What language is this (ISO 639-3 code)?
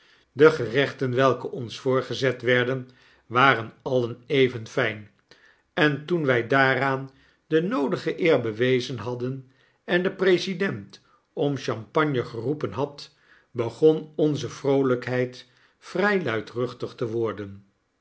nld